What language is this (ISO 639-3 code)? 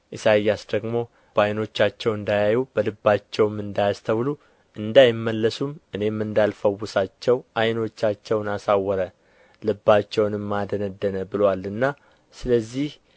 amh